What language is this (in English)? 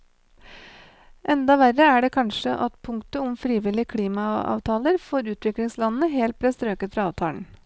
Norwegian